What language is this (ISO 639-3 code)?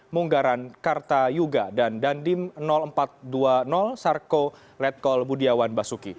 ind